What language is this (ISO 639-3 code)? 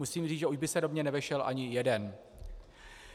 ces